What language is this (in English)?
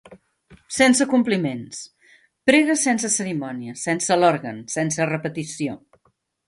Catalan